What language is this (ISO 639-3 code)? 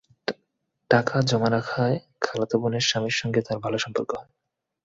ben